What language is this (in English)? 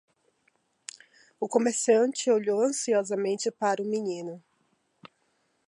Portuguese